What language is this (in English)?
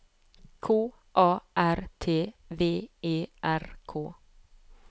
Norwegian